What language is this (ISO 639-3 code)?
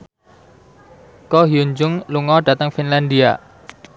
jav